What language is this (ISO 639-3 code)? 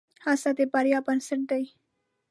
pus